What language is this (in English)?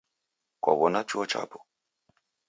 Taita